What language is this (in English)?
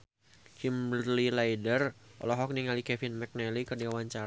Sundanese